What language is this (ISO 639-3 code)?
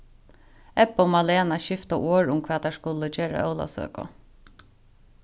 fao